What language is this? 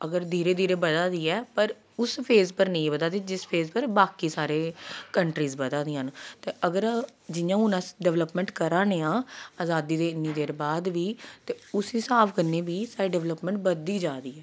Dogri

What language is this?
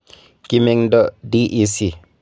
Kalenjin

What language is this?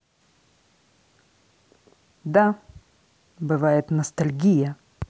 Russian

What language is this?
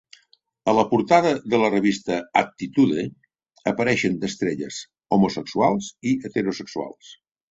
Catalan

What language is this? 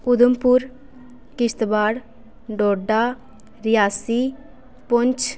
Dogri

